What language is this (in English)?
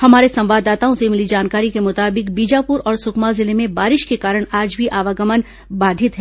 Hindi